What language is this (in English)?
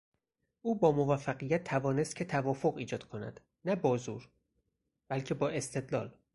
Persian